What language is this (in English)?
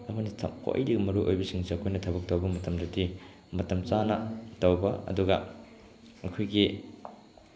Manipuri